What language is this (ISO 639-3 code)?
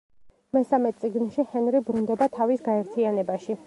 kat